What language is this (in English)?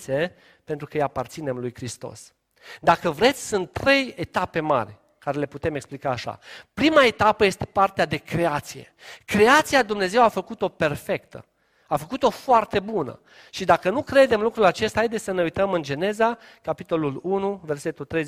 Romanian